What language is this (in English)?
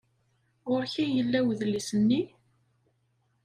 Kabyle